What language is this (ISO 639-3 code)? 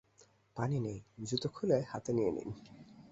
ben